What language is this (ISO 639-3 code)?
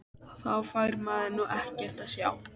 isl